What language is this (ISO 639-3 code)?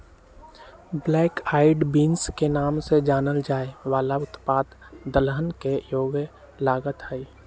mag